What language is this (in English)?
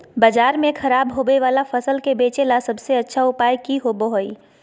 Magahi